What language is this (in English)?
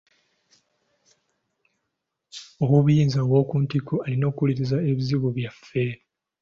Ganda